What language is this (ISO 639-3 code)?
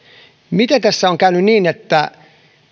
fin